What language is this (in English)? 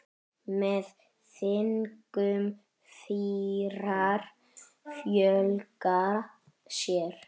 Icelandic